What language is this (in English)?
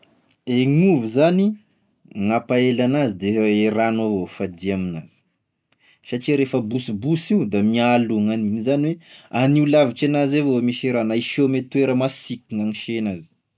Tesaka Malagasy